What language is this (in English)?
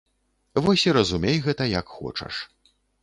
Belarusian